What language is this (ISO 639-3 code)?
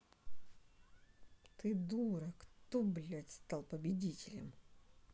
rus